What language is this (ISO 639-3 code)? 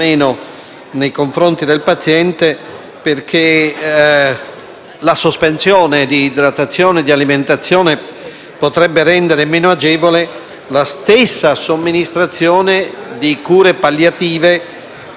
ita